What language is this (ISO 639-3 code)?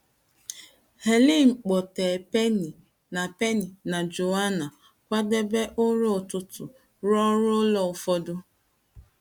ibo